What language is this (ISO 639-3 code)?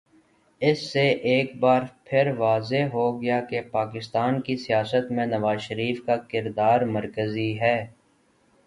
urd